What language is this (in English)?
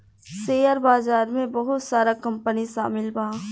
Bhojpuri